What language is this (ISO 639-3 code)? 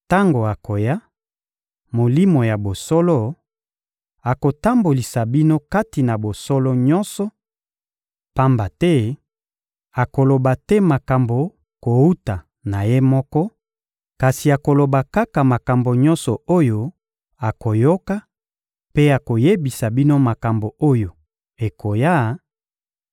lin